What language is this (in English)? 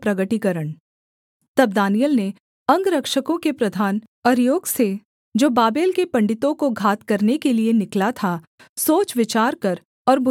Hindi